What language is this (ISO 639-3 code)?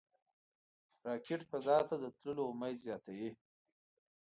pus